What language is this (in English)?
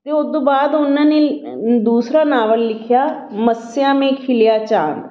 Punjabi